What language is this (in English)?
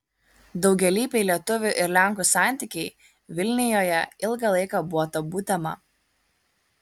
Lithuanian